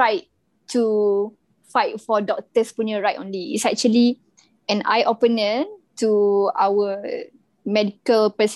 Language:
Malay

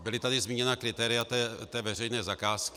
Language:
Czech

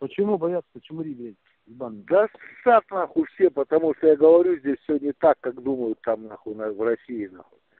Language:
Russian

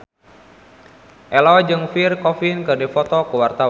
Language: Sundanese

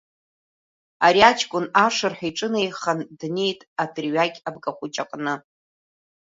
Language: Abkhazian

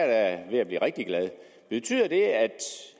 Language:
Danish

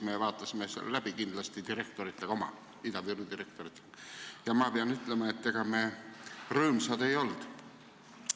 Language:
Estonian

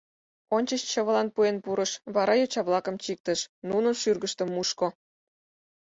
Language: Mari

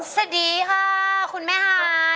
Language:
Thai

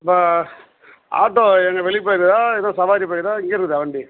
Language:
Tamil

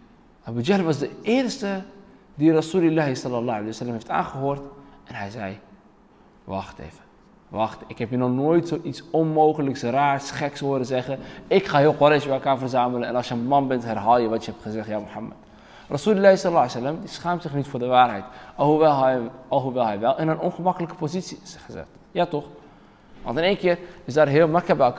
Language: Dutch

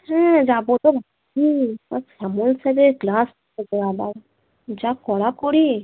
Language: Bangla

